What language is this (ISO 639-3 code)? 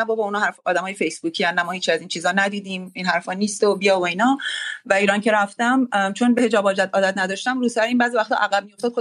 fas